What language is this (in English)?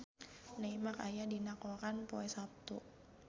Sundanese